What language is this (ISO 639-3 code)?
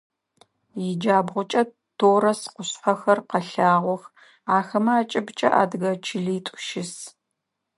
ady